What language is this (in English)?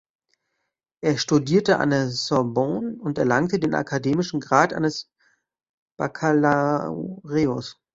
German